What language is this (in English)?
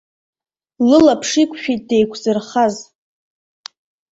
Abkhazian